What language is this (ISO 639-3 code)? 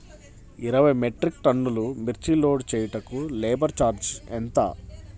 tel